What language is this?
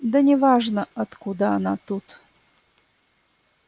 Russian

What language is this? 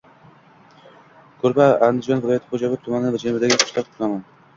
Uzbek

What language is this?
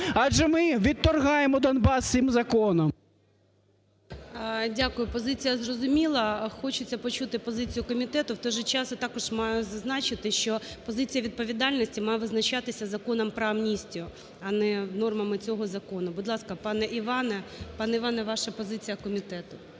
Ukrainian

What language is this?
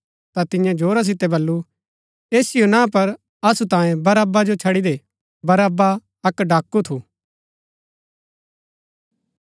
Gaddi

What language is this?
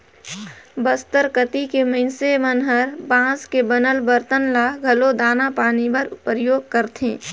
Chhattisgarhi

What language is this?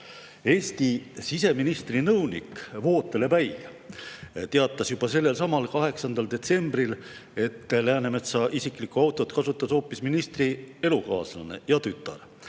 Estonian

